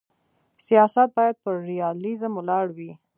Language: Pashto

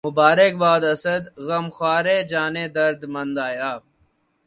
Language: Urdu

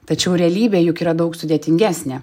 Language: Lithuanian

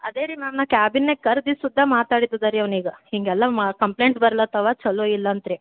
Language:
Kannada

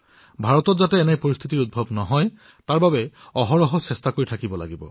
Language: Assamese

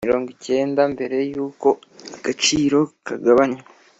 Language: Kinyarwanda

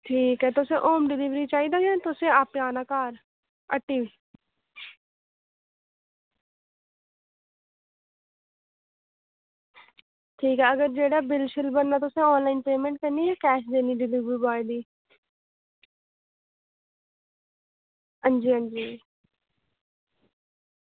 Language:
Dogri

